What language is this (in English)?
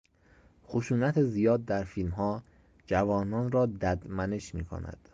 Persian